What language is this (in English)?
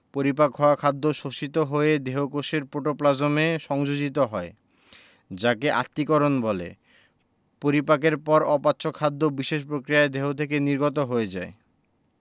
Bangla